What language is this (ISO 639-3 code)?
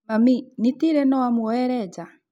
kik